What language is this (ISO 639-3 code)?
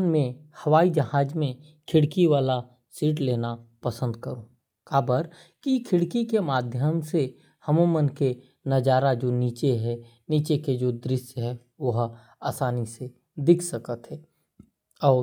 kfp